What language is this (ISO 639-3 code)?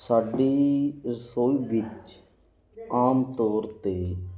pan